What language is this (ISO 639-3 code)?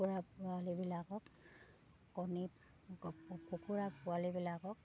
asm